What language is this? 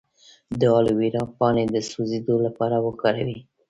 Pashto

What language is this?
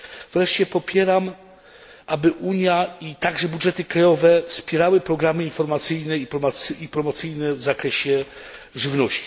Polish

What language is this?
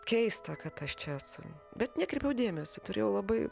Lithuanian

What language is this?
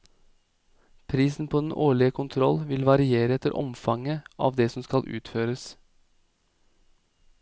Norwegian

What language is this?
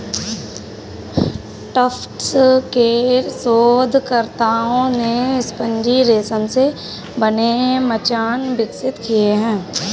Hindi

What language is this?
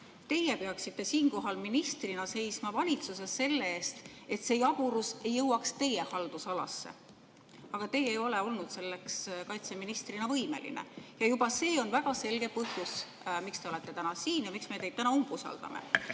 Estonian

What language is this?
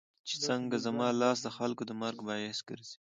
Pashto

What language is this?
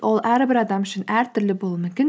Kazakh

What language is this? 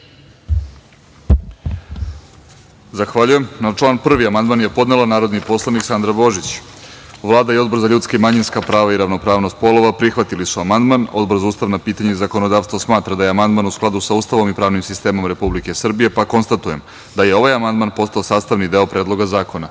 Serbian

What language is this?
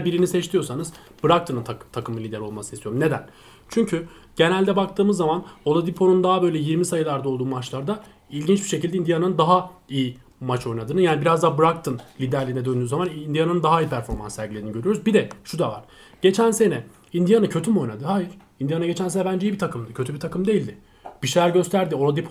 Turkish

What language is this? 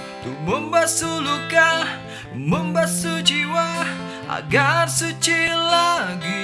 Indonesian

